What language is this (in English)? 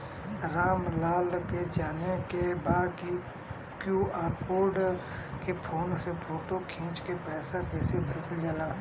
Bhojpuri